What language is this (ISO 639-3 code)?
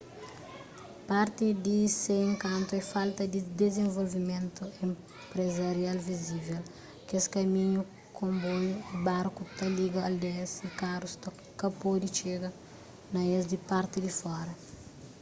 kea